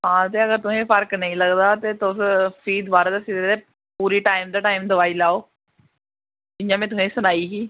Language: Dogri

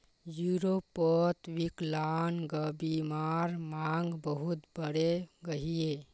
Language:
Magahi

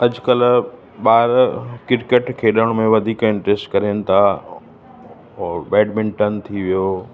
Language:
Sindhi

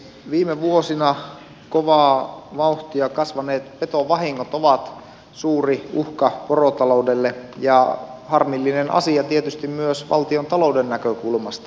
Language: Finnish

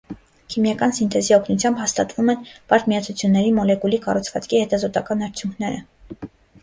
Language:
Armenian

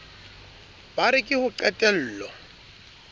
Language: Southern Sotho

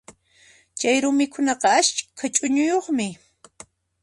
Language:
Puno Quechua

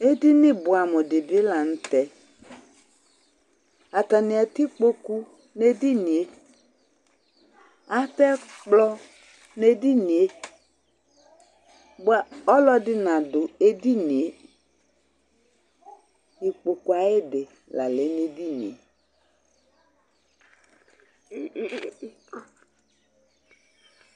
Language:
Ikposo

